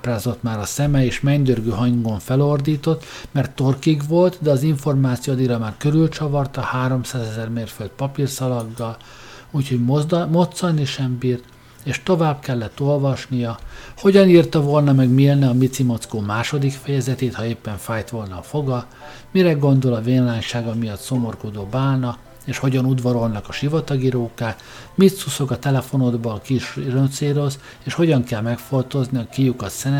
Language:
Hungarian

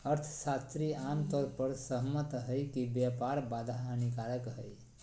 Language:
Magahi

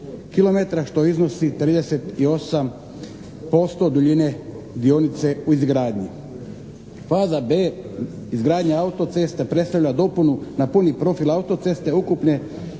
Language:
Croatian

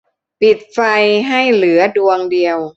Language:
Thai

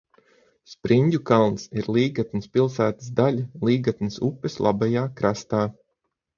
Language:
Latvian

